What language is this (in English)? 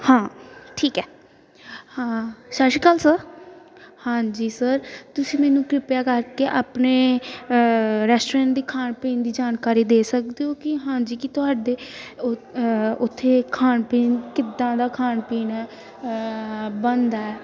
Punjabi